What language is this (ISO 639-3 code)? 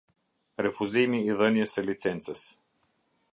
sqi